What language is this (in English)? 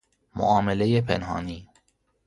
Persian